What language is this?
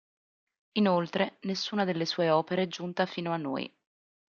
Italian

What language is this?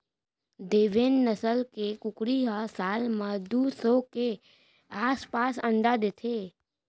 Chhattisgarhi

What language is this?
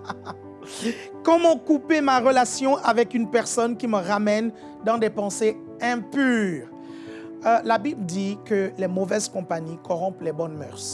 French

